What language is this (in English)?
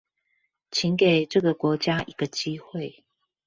Chinese